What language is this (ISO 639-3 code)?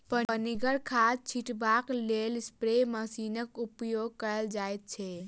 mai